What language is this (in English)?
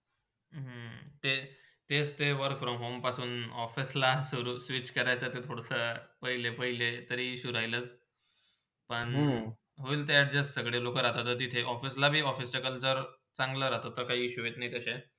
Marathi